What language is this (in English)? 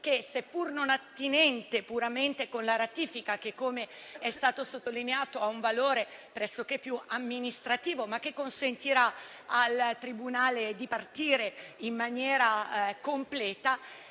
Italian